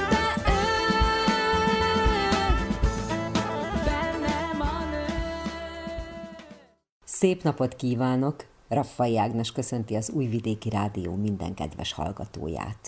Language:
Hungarian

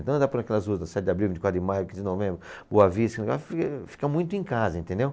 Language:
Portuguese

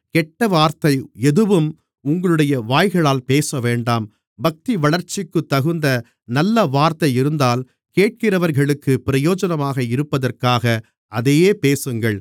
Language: Tamil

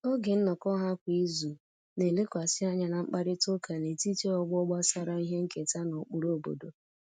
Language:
Igbo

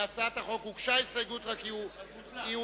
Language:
Hebrew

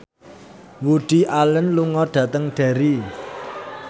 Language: Javanese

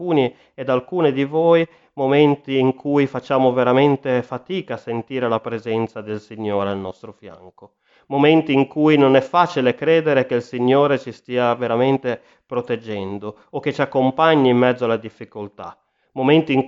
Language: Italian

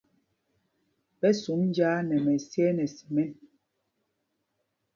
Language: Mpumpong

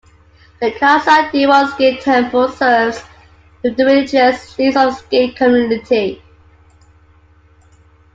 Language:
English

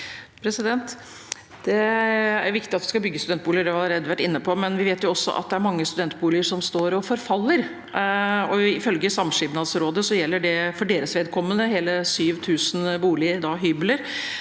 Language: Norwegian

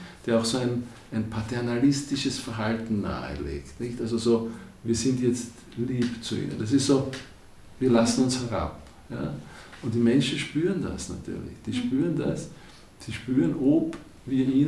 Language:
German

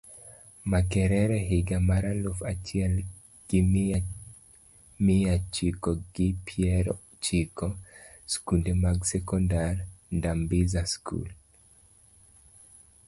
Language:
Luo (Kenya and Tanzania)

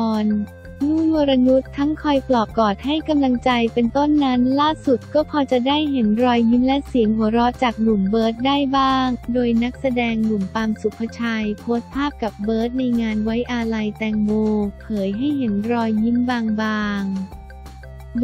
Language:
Thai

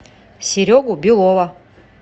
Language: Russian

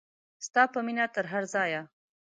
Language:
Pashto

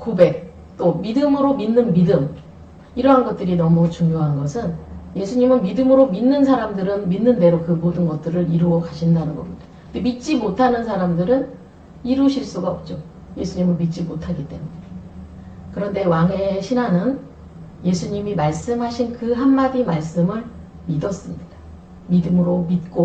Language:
Korean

